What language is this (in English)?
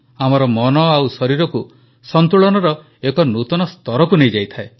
Odia